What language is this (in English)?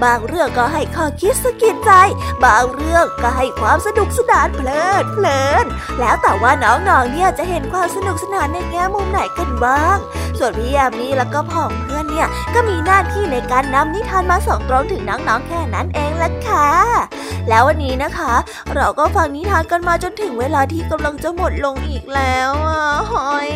Thai